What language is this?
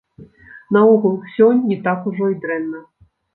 Belarusian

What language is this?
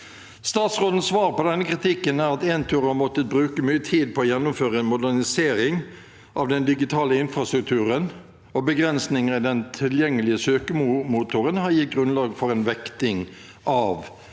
Norwegian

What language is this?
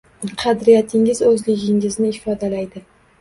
Uzbek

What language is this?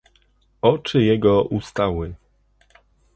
Polish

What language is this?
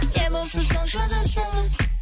Kazakh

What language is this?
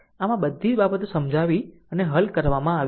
Gujarati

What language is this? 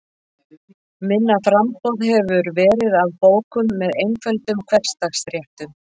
Icelandic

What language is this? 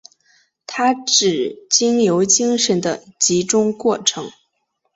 Chinese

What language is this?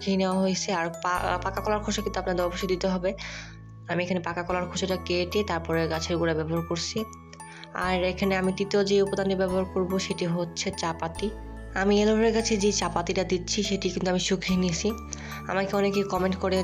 Hindi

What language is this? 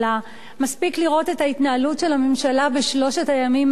Hebrew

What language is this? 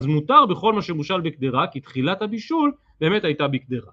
Hebrew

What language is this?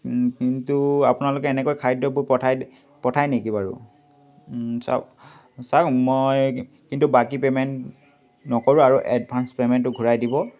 Assamese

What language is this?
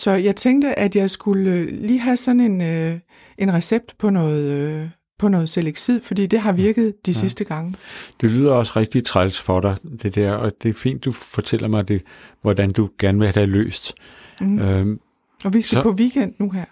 Danish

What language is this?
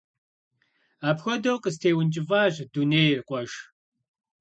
Kabardian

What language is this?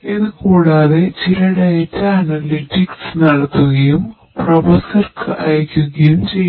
Malayalam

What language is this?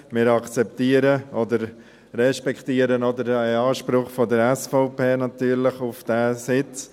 Swiss German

